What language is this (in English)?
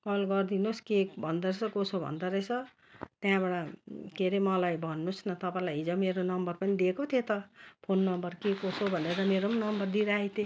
Nepali